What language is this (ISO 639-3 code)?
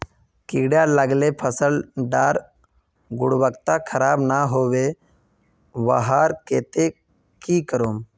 mag